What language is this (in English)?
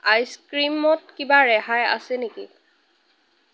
Assamese